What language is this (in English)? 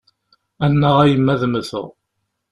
Kabyle